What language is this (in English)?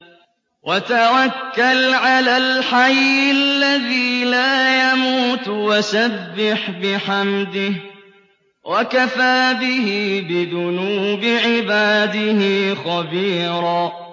Arabic